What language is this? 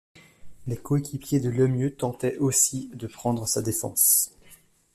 French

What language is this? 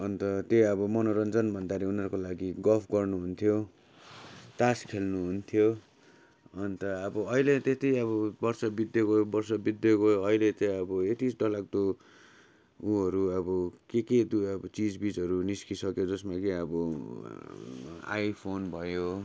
Nepali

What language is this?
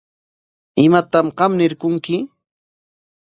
Corongo Ancash Quechua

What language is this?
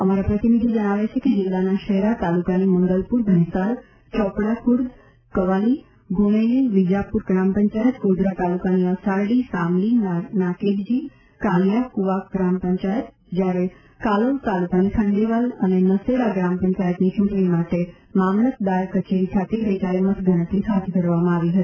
Gujarati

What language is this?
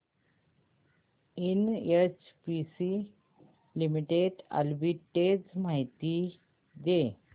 Marathi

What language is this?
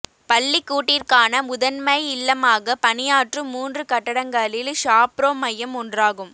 Tamil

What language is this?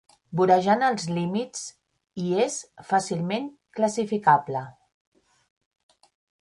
Catalan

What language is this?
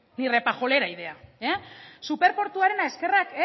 Basque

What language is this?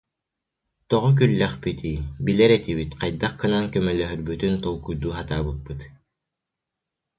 Yakut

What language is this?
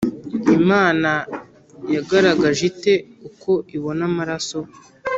Kinyarwanda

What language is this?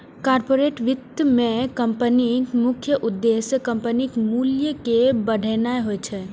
Maithili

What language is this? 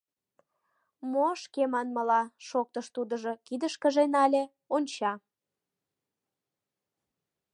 Mari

